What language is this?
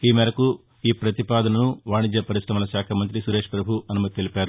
Telugu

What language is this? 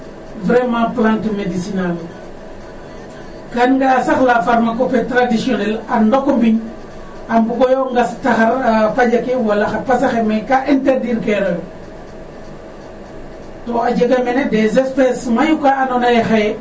Serer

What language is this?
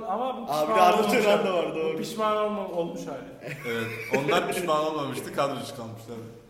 Turkish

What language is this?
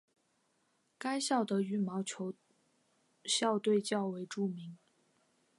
Chinese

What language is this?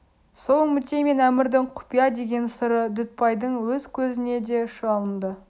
Kazakh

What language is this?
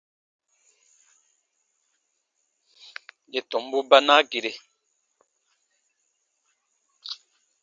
Baatonum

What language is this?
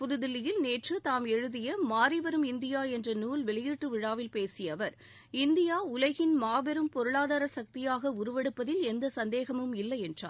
Tamil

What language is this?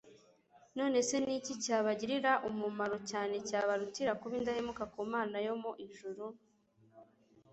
Kinyarwanda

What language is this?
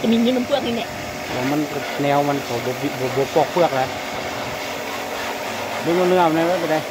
Thai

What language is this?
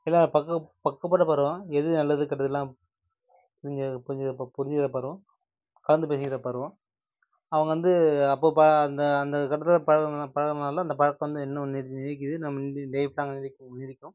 Tamil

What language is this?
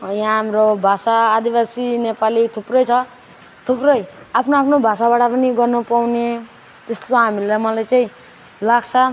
Nepali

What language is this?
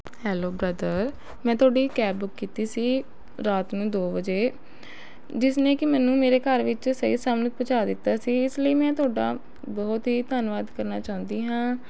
Punjabi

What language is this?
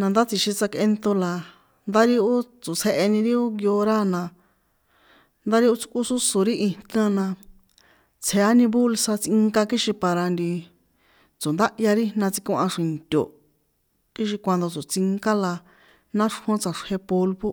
San Juan Atzingo Popoloca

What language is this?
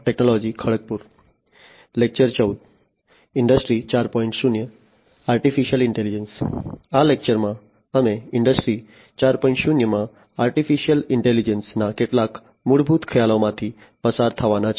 Gujarati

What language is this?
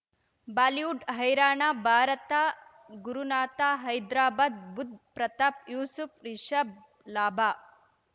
Kannada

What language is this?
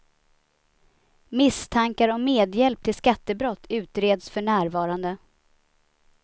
Swedish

